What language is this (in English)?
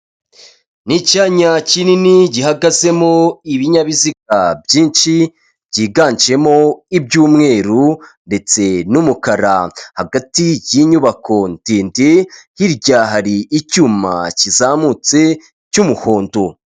Kinyarwanda